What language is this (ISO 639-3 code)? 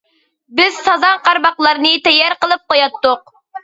uig